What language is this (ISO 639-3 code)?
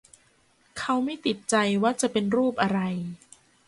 tha